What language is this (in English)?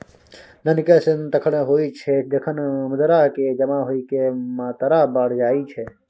Maithili